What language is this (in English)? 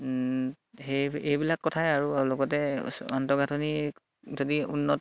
Assamese